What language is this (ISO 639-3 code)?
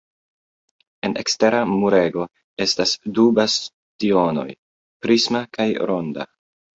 epo